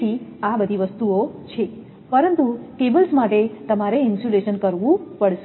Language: Gujarati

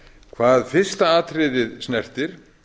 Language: Icelandic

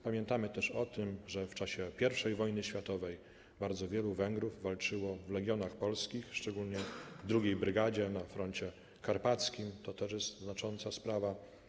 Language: Polish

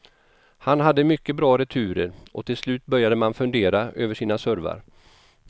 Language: Swedish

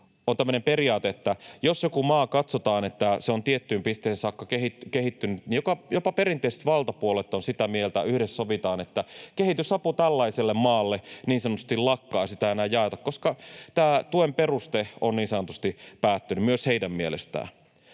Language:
Finnish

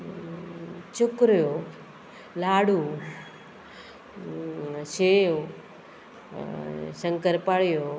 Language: Konkani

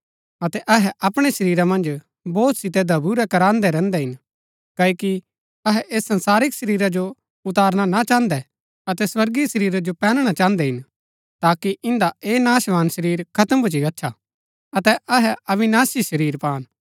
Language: Gaddi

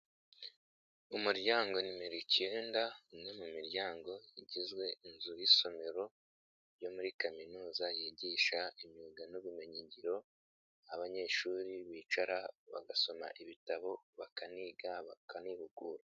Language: Kinyarwanda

